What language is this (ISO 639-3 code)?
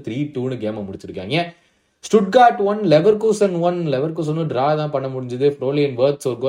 tam